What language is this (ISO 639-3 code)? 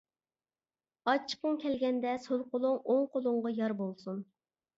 uig